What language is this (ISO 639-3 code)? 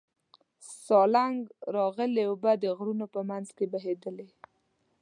pus